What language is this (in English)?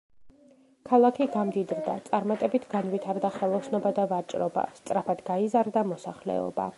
Georgian